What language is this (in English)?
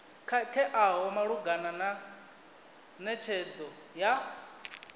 Venda